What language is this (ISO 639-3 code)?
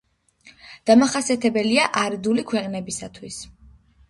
kat